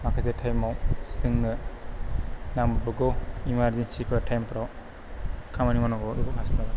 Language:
Bodo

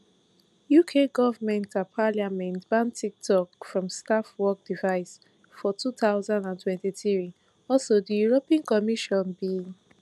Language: Nigerian Pidgin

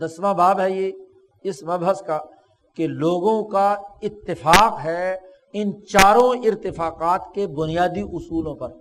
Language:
Urdu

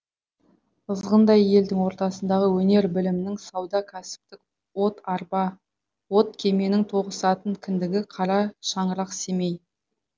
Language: Kazakh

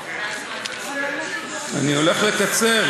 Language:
Hebrew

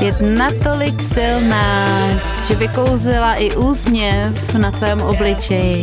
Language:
Czech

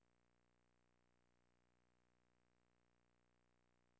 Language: Norwegian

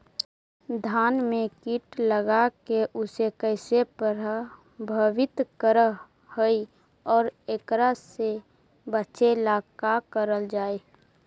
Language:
Magahi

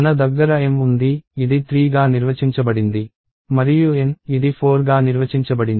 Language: Telugu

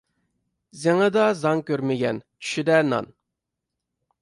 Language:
Uyghur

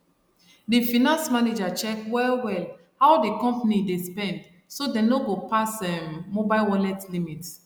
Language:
Nigerian Pidgin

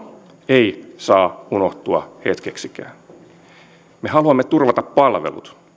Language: Finnish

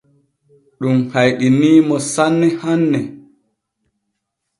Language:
Borgu Fulfulde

